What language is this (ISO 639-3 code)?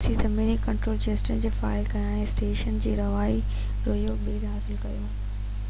snd